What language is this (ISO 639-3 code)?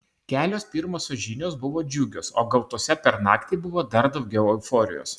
lit